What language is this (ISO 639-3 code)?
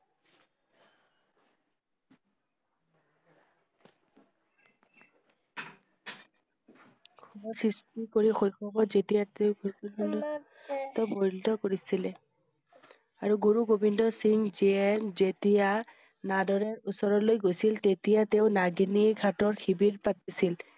asm